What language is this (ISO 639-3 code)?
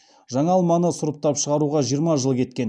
kaz